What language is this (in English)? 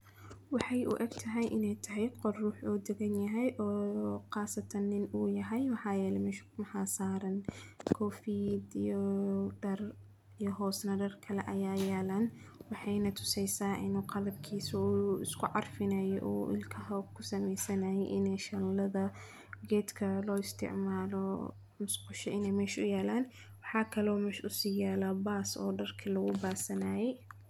Somali